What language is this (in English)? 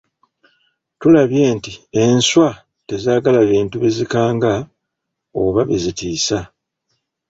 Ganda